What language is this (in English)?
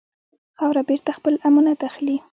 Pashto